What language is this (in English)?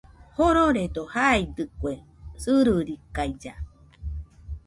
Nüpode Huitoto